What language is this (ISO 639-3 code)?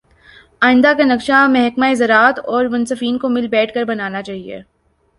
urd